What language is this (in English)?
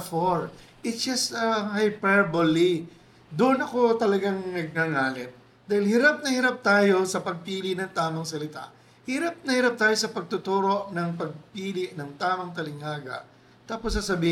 Filipino